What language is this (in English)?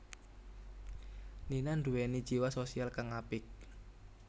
Javanese